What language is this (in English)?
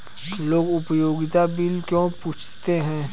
Hindi